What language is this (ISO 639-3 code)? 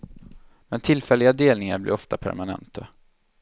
swe